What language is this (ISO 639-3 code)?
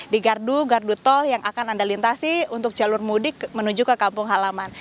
ind